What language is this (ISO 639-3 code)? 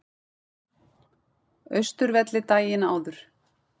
isl